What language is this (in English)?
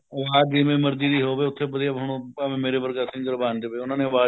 Punjabi